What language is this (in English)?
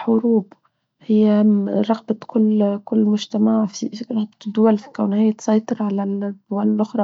Tunisian Arabic